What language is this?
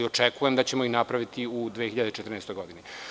Serbian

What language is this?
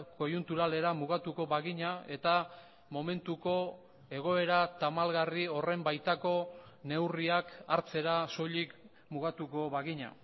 Basque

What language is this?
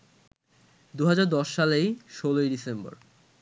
Bangla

